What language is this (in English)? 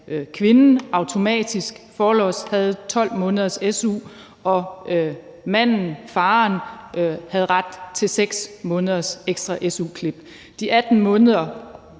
Danish